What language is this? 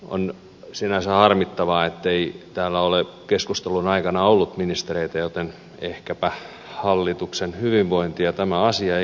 Finnish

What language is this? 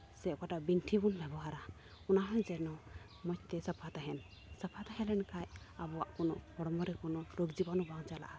Santali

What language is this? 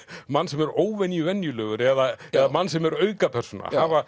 Icelandic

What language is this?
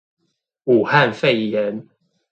Chinese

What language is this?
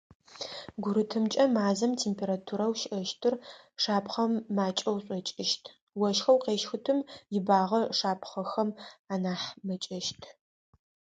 Adyghe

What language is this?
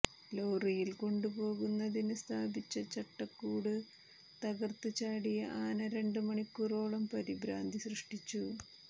Malayalam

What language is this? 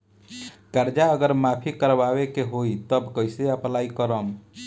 Bhojpuri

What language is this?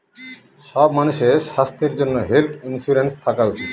Bangla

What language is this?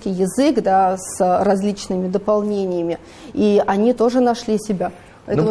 Russian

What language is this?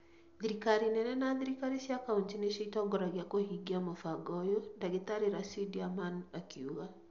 Kikuyu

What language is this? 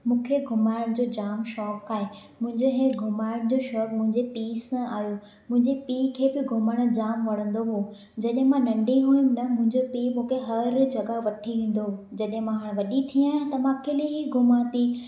Sindhi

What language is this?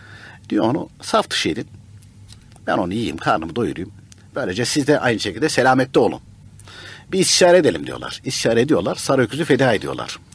Turkish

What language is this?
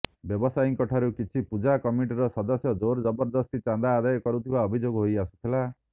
Odia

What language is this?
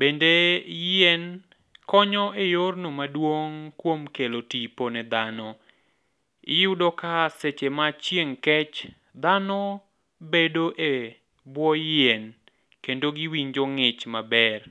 Luo (Kenya and Tanzania)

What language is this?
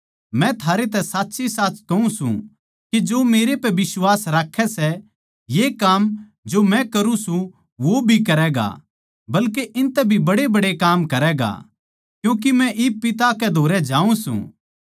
Haryanvi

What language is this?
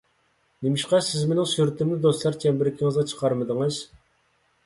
Uyghur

